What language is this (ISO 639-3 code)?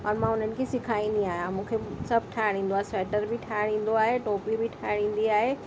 snd